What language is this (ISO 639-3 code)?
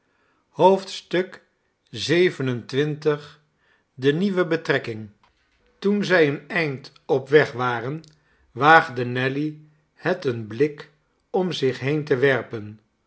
nld